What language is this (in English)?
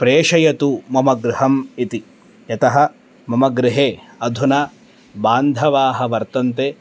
Sanskrit